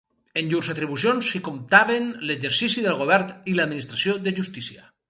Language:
Catalan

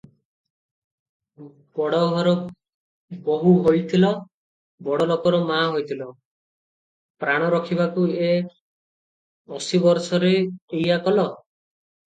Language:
Odia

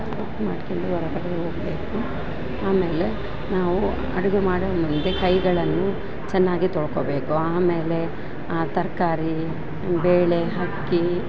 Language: Kannada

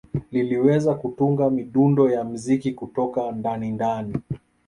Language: Swahili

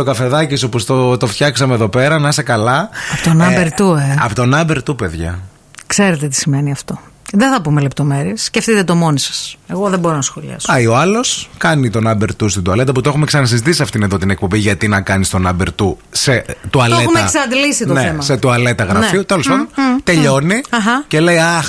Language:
Greek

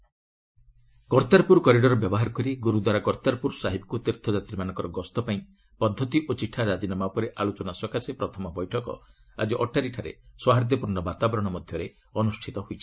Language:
Odia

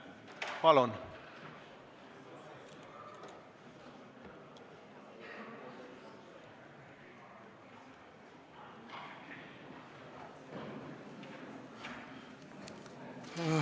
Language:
Estonian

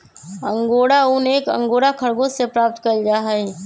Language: Magahi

